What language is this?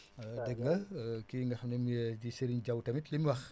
Wolof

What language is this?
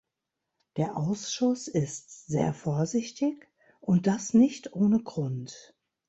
German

